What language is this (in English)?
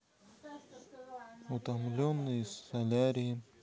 Russian